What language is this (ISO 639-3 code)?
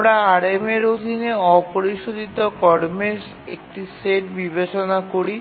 ben